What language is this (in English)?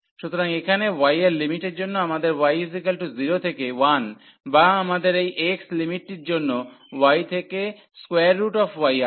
Bangla